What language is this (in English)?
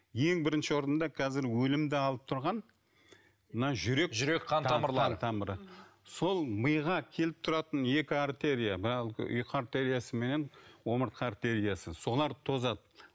Kazakh